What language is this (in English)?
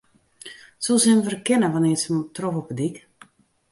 Western Frisian